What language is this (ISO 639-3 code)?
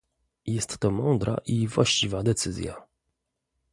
pol